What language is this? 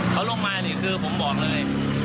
Thai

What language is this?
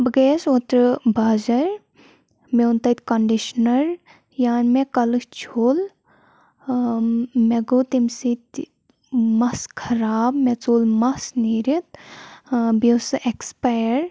Kashmiri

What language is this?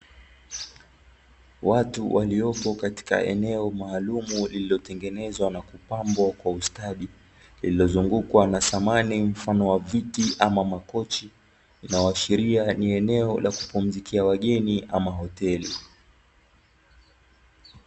Swahili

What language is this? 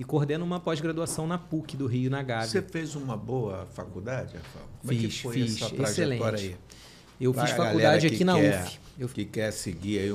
Portuguese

